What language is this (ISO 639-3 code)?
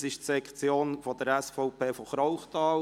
gsw